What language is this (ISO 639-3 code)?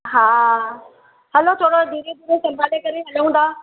snd